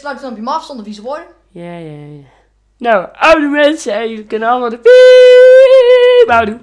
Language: Dutch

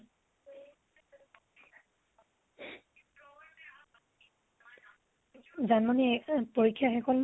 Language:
Assamese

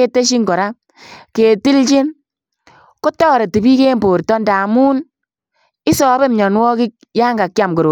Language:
Kalenjin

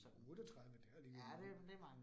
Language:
Danish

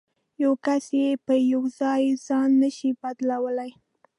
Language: Pashto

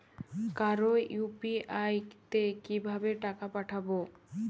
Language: Bangla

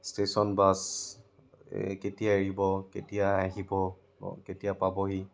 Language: Assamese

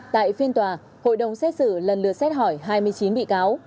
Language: Vietnamese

